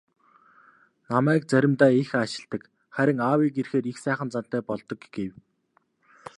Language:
Mongolian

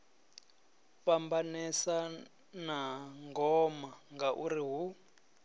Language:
Venda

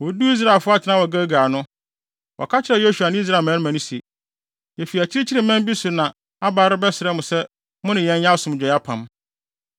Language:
Akan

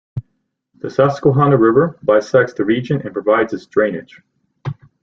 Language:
English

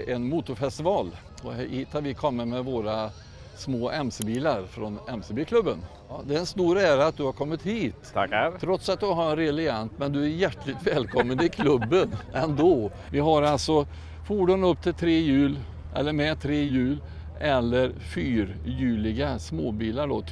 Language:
Swedish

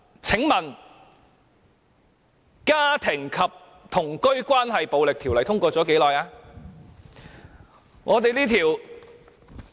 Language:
Cantonese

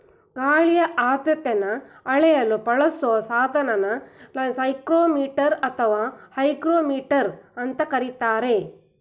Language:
Kannada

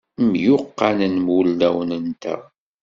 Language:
Kabyle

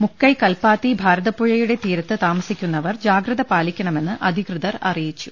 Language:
Malayalam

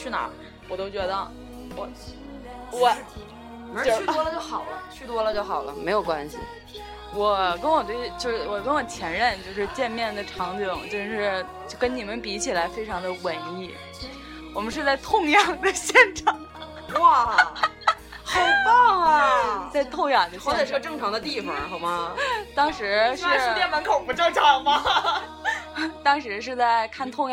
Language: Chinese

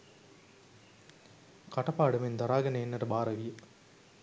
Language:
Sinhala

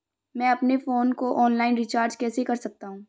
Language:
Hindi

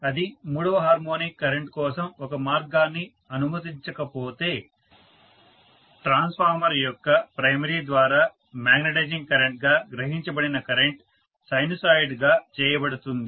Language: Telugu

